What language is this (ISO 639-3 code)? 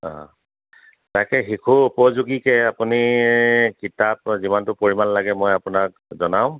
asm